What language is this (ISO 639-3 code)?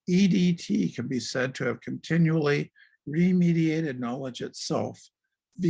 eng